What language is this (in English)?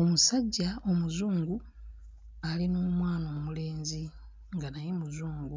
Ganda